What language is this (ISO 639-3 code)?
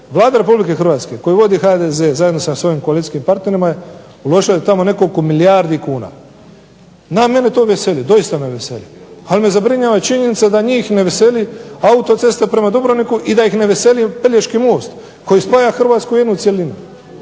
hrv